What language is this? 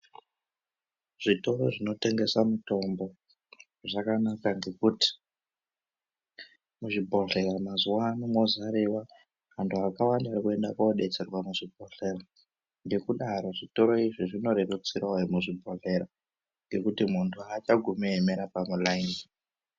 Ndau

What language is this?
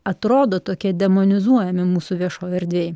Lithuanian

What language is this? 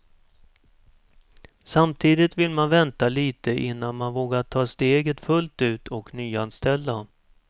Swedish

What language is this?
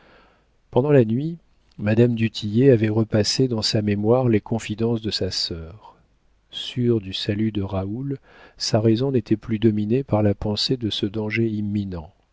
French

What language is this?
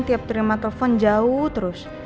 Indonesian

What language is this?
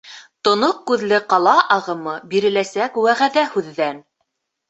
Bashkir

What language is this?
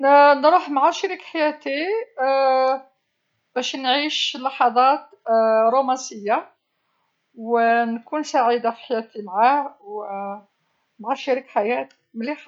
Algerian Arabic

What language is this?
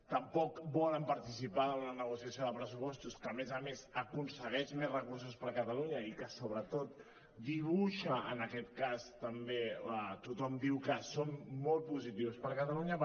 Catalan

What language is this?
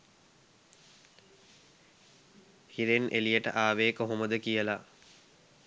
Sinhala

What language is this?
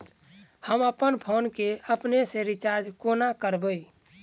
Maithili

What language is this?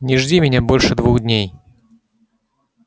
Russian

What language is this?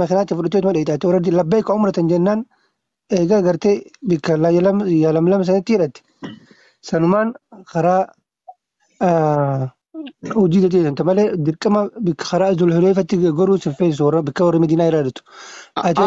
Arabic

